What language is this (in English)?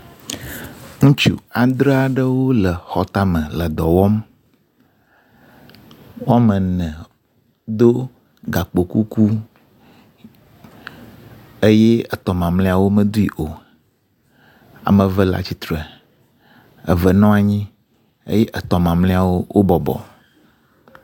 Ewe